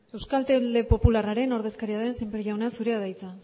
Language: Basque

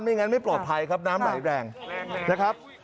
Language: Thai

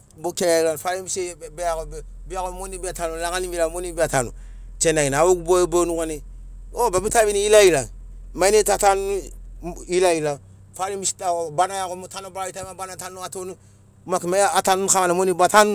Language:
Sinaugoro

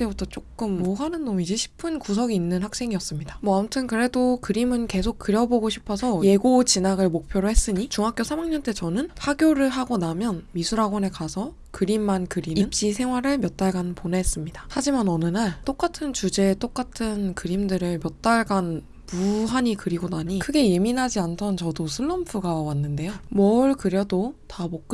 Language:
Korean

